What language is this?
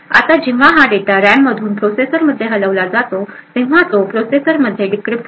Marathi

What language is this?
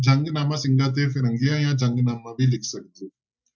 Punjabi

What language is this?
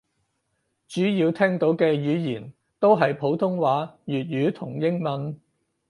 Cantonese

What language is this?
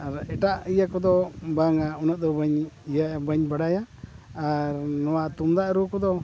Santali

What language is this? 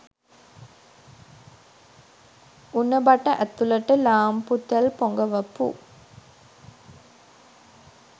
Sinhala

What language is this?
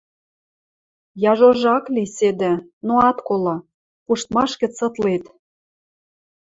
Western Mari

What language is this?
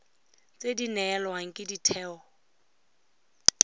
Tswana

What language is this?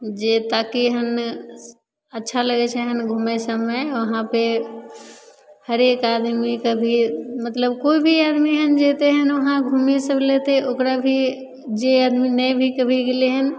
Maithili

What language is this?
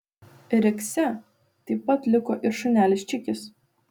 Lithuanian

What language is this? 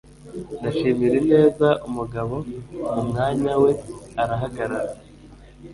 Kinyarwanda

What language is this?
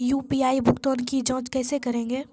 Maithili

